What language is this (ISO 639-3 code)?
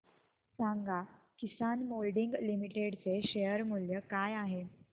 mar